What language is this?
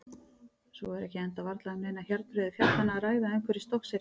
Icelandic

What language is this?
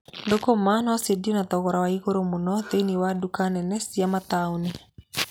Kikuyu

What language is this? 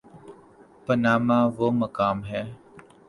Urdu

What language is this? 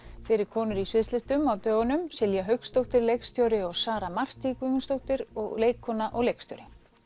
Icelandic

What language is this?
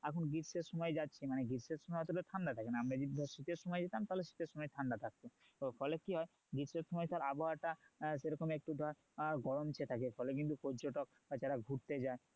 Bangla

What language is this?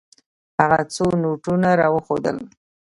Pashto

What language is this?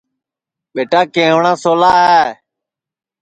Sansi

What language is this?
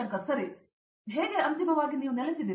Kannada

